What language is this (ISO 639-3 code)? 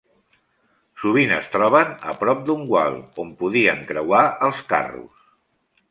cat